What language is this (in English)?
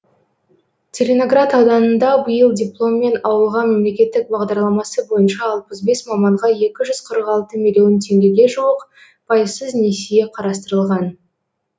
Kazakh